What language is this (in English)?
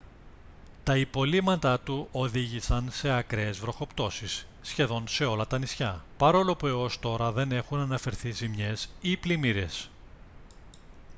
Greek